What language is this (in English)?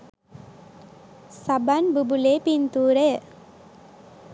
Sinhala